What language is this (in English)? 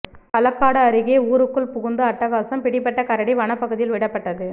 Tamil